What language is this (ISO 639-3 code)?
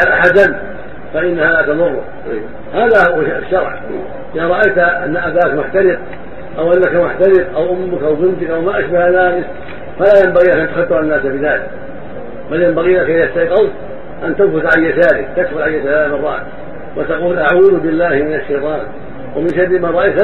ara